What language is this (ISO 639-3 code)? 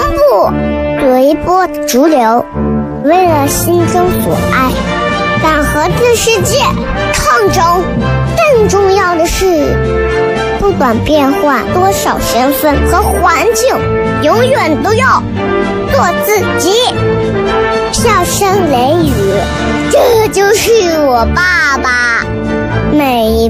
zho